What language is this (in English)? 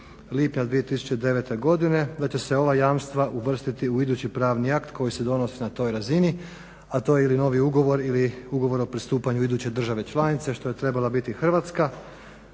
Croatian